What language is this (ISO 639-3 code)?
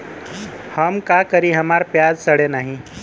bho